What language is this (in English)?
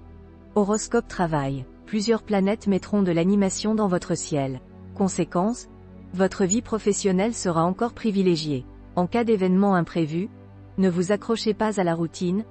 French